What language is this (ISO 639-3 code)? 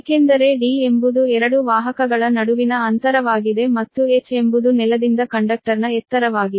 kan